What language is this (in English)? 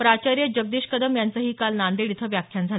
Marathi